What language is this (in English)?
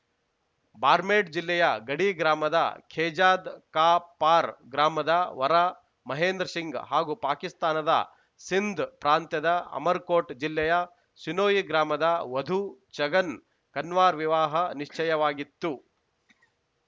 Kannada